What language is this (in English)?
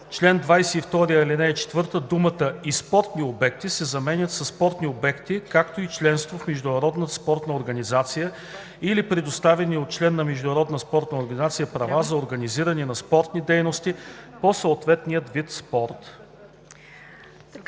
Bulgarian